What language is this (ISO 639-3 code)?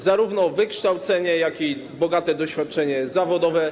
pol